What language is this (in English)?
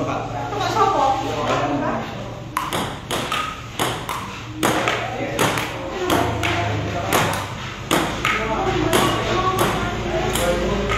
Indonesian